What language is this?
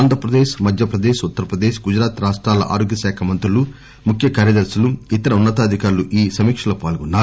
Telugu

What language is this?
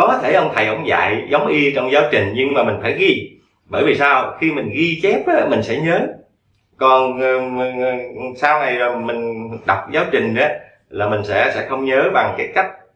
Vietnamese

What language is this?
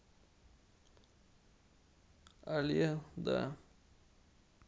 Russian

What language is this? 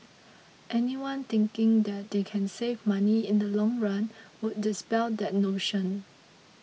English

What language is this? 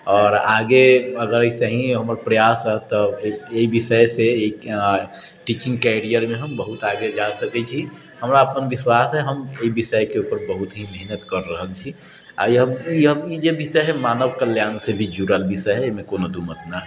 Maithili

